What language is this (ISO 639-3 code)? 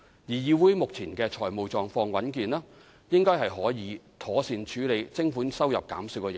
yue